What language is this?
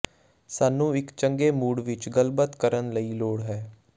Punjabi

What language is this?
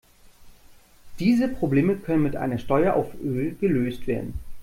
German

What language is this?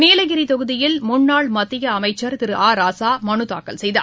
Tamil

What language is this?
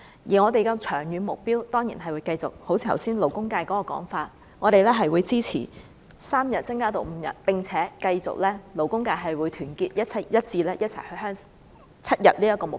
Cantonese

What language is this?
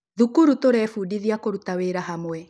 Kikuyu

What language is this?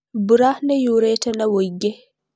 Kikuyu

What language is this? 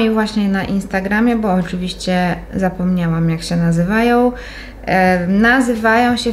Polish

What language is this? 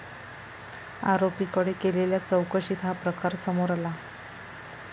Marathi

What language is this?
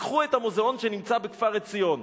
Hebrew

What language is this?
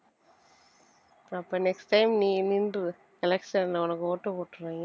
Tamil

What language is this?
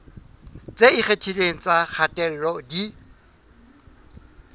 Southern Sotho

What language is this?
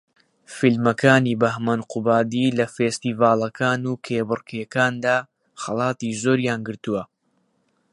Central Kurdish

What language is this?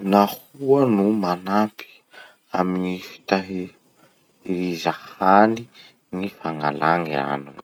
Masikoro Malagasy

